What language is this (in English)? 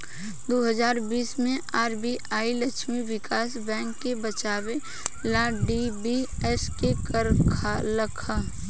Bhojpuri